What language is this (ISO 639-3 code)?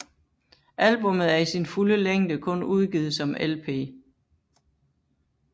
dan